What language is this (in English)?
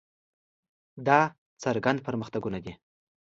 Pashto